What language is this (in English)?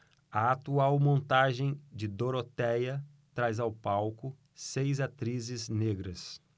Portuguese